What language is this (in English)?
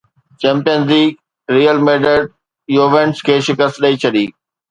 Sindhi